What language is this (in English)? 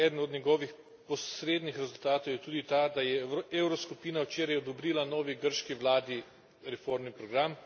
Slovenian